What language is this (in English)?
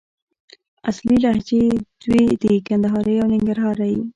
Pashto